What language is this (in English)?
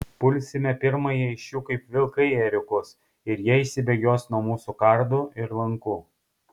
Lithuanian